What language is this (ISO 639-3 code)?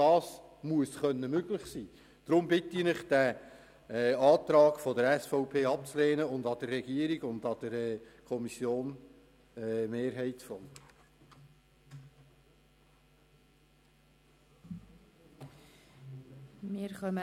gsw